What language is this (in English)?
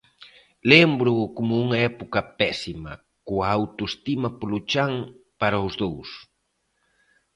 Galician